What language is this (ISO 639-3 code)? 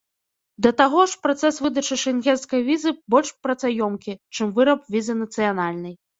bel